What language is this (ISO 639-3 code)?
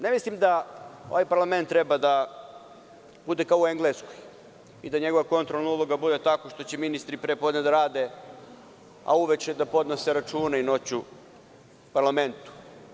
srp